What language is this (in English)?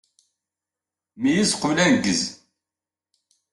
Kabyle